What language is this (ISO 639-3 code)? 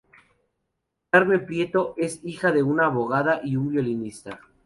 spa